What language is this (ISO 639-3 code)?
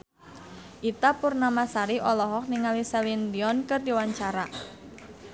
sun